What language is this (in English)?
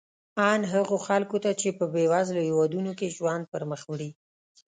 Pashto